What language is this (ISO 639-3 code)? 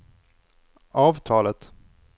swe